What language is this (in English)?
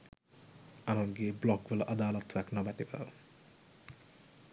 Sinhala